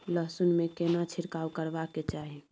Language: Maithili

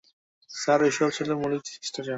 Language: Bangla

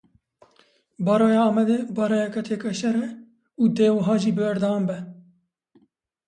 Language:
Kurdish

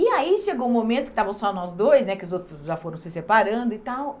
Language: Portuguese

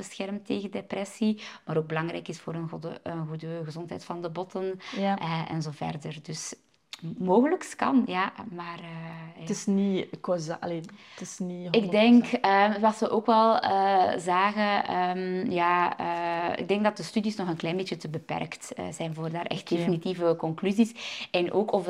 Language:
Dutch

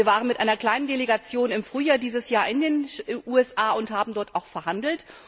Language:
German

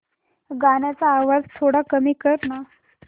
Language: Marathi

